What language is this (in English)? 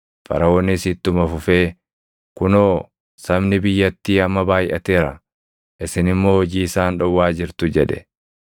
Oromo